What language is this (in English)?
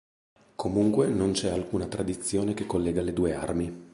Italian